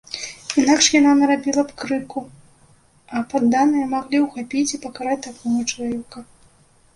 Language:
Belarusian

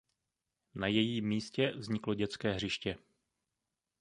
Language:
Czech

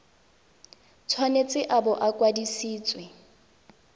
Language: Tswana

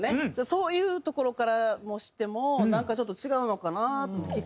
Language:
Japanese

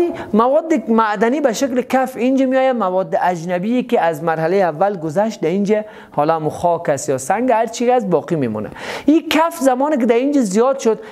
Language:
Persian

